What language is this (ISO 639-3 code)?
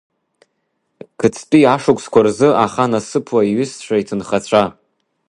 abk